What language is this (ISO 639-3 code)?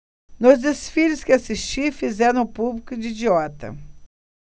por